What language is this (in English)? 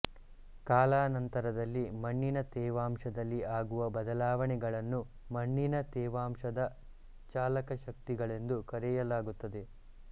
Kannada